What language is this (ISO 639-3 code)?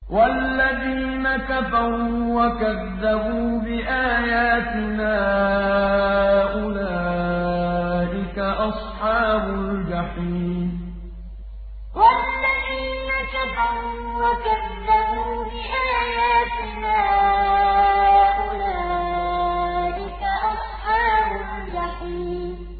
ara